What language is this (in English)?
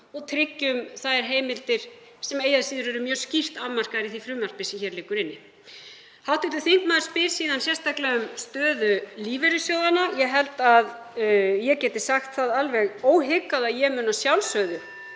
Icelandic